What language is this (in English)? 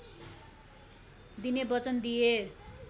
Nepali